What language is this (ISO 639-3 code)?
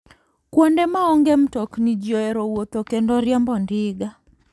luo